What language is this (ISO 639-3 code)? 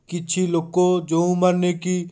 ori